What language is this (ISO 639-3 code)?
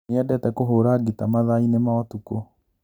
kik